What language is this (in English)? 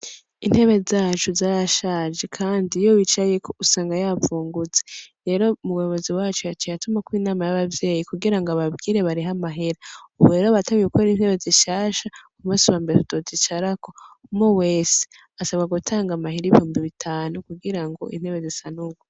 Rundi